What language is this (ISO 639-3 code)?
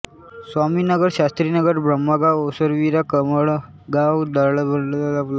mar